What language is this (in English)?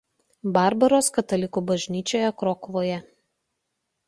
Lithuanian